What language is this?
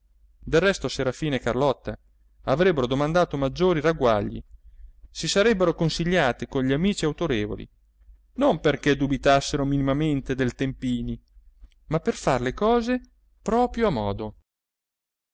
Italian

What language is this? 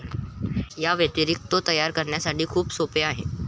Marathi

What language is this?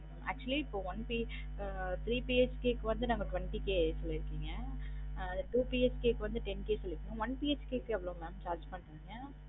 Tamil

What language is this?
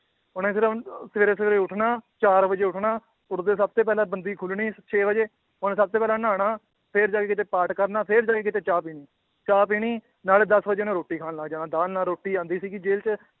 Punjabi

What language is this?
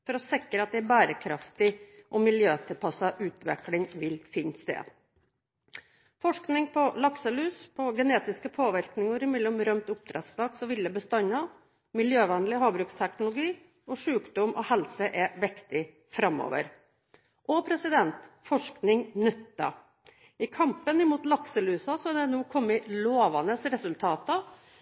Norwegian Bokmål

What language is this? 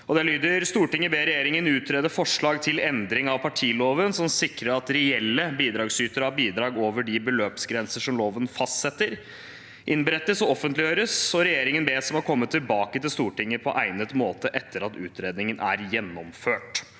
Norwegian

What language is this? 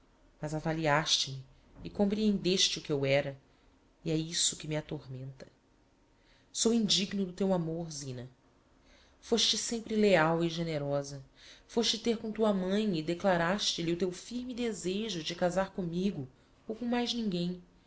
Portuguese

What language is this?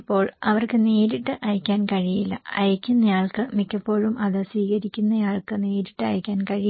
Malayalam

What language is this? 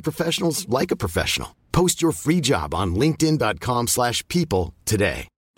Swedish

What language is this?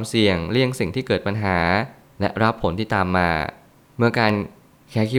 Thai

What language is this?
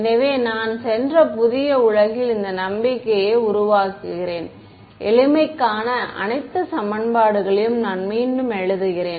Tamil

